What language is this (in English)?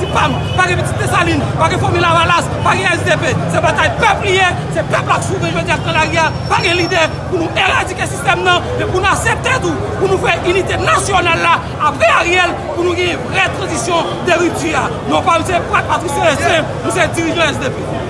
French